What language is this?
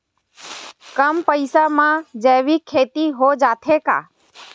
Chhattisgarhi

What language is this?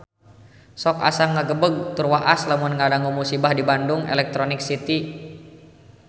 Sundanese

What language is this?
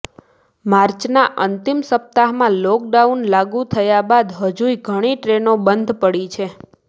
Gujarati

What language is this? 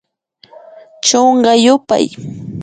Imbabura Highland Quichua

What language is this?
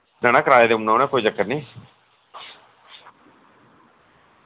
Dogri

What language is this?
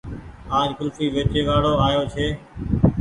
Goaria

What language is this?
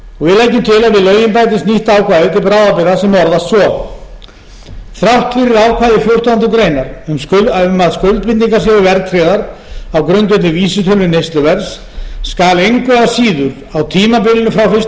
Icelandic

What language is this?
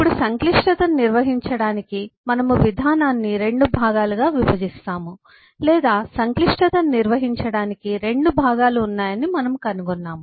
Telugu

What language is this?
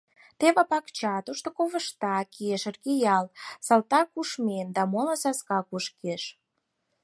Mari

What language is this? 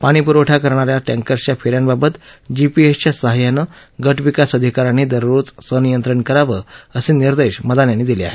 Marathi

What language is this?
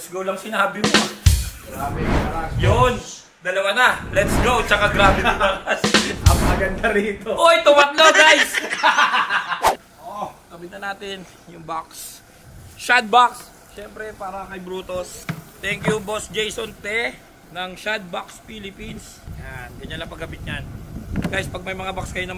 Filipino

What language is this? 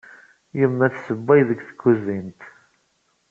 Kabyle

